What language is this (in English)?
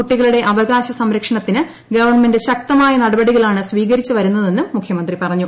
Malayalam